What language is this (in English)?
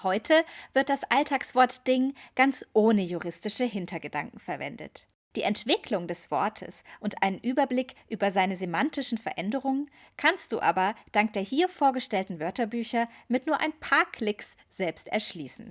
German